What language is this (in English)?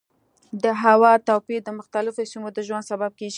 Pashto